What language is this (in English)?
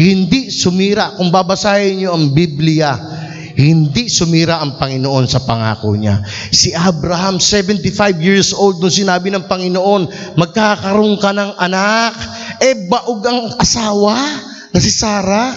Filipino